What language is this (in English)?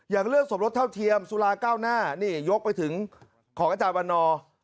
Thai